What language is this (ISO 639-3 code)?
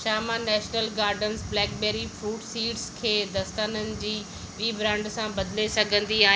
snd